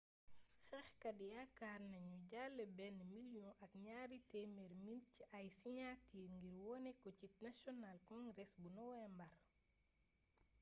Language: Wolof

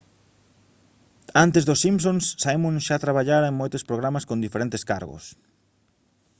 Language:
Galician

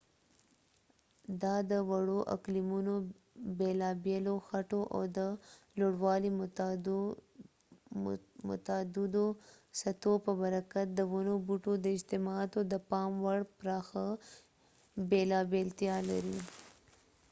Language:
Pashto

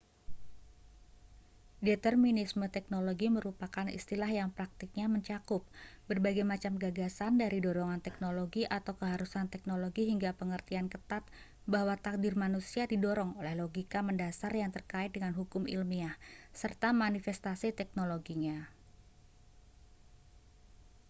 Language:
Indonesian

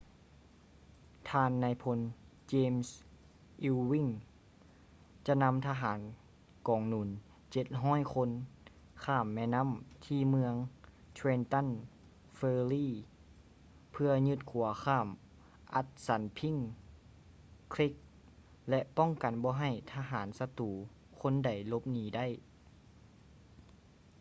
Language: Lao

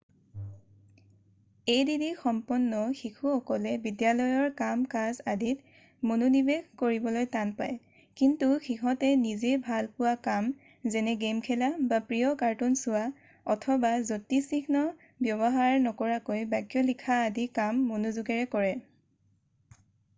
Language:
Assamese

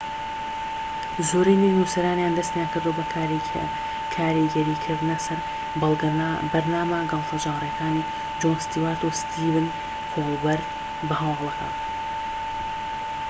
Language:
Central Kurdish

